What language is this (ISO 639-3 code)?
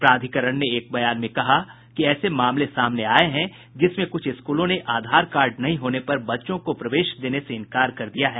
hin